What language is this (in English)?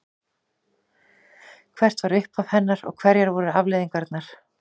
Icelandic